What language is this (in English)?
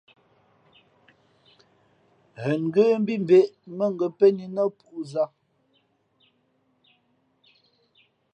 Fe'fe'